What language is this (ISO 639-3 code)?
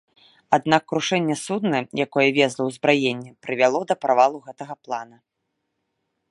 bel